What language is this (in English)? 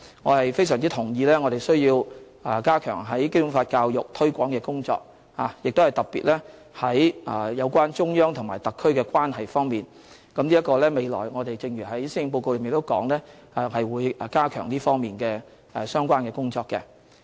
Cantonese